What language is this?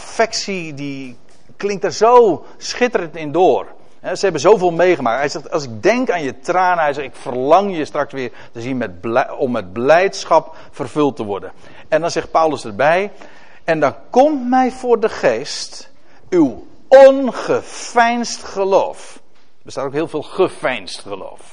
Dutch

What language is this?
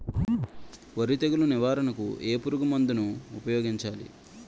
Telugu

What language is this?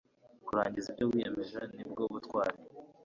Kinyarwanda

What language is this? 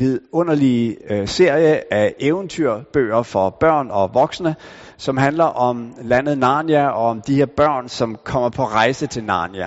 Danish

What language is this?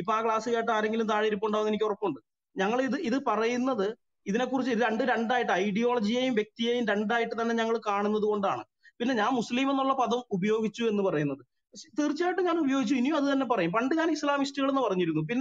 Hindi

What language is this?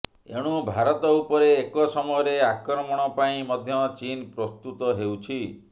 Odia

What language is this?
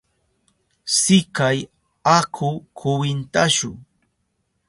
Southern Pastaza Quechua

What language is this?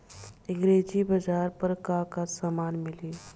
Bhojpuri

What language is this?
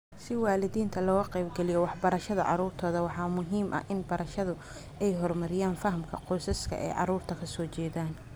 Somali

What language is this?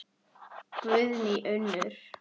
Icelandic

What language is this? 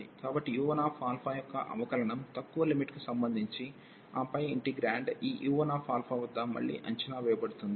Telugu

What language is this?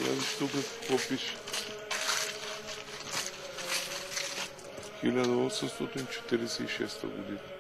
Bulgarian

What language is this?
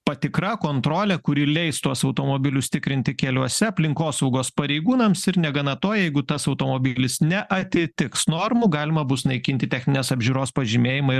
Lithuanian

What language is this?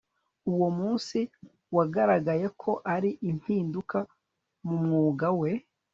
Kinyarwanda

